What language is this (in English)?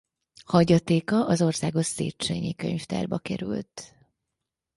Hungarian